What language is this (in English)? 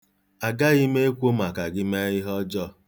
Igbo